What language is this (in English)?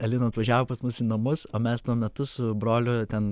Lithuanian